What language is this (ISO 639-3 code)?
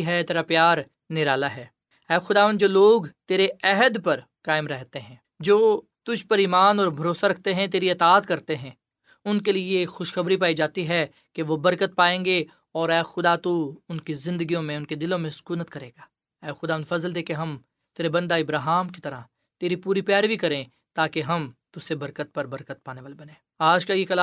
urd